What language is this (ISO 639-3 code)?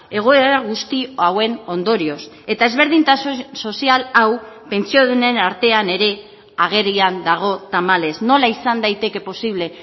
eus